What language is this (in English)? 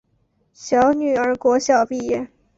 Chinese